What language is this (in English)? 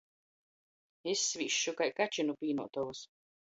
Latgalian